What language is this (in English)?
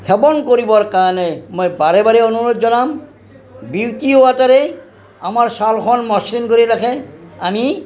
Assamese